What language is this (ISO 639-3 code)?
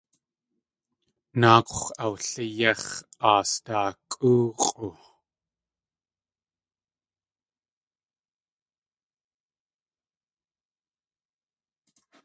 tli